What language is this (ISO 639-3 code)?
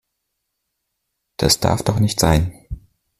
deu